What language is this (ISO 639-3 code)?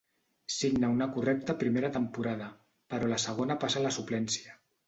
cat